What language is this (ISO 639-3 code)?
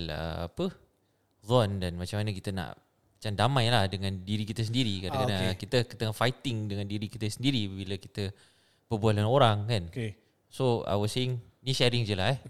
msa